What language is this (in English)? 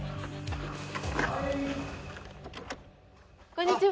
Japanese